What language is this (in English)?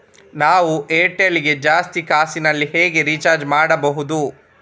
Kannada